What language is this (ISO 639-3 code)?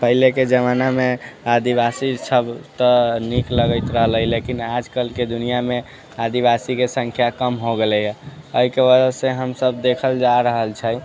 mai